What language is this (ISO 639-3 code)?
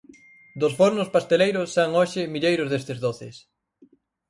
glg